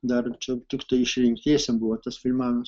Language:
Lithuanian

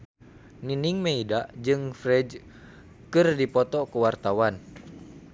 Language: Sundanese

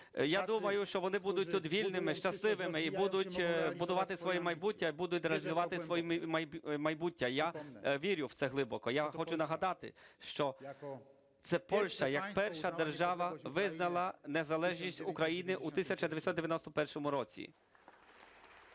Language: Ukrainian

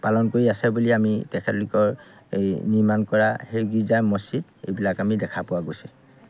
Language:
Assamese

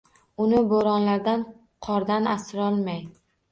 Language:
Uzbek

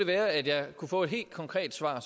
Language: Danish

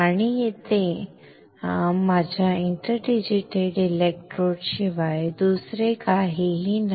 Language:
Marathi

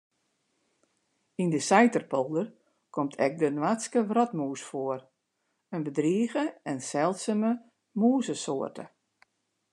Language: Western Frisian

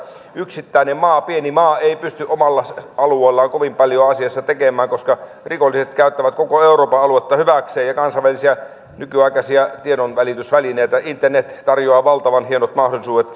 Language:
Finnish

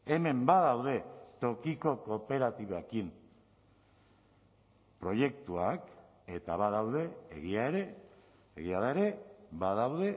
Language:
Basque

